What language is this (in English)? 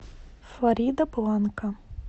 Russian